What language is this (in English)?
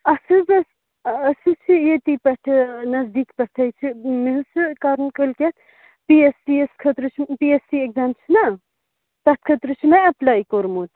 Kashmiri